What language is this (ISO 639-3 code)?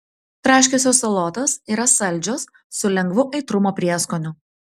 lit